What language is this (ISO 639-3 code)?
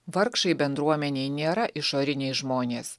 lit